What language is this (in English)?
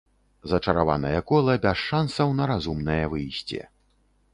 Belarusian